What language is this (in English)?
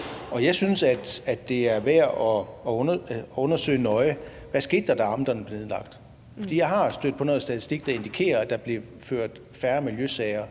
Danish